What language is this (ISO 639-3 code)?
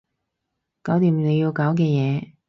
yue